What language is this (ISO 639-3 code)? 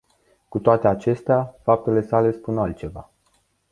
ron